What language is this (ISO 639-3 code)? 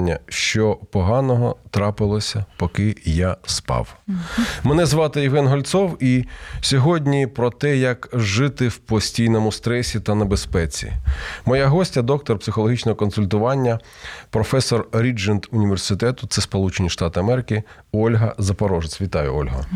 ukr